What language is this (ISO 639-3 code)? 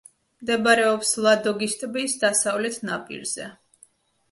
kat